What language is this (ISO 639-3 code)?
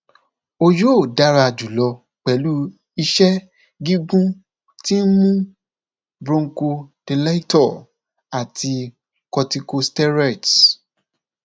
yor